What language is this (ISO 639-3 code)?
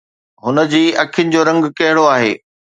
snd